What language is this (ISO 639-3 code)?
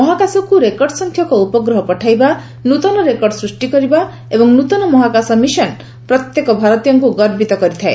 ori